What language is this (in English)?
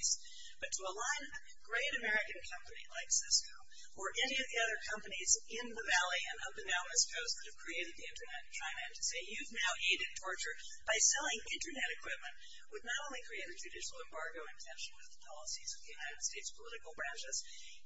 English